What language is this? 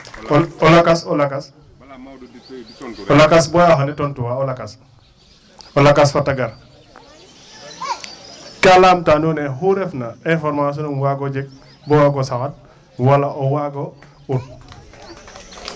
Serer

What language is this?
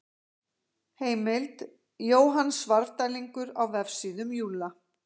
Icelandic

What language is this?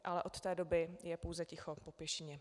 Czech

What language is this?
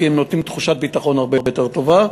Hebrew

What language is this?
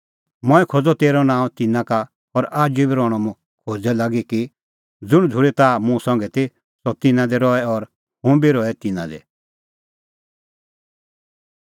Kullu Pahari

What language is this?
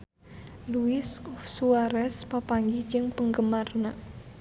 Sundanese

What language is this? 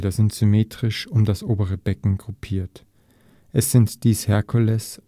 German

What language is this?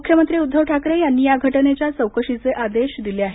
Marathi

